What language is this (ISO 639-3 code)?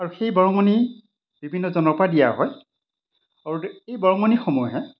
asm